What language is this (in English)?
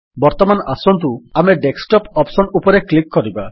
Odia